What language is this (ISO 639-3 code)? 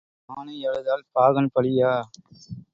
tam